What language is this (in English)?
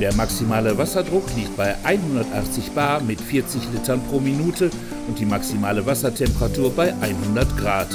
German